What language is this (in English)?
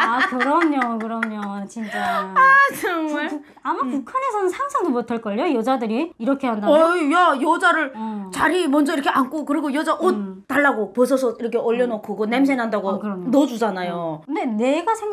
Korean